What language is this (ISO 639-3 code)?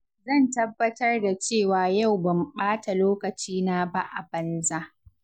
hau